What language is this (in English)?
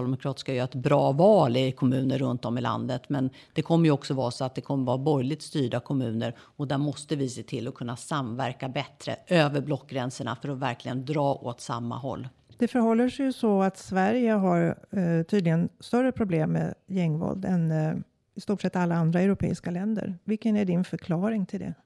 Swedish